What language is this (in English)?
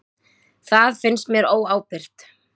Icelandic